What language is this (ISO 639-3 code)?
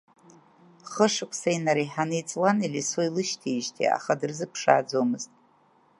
abk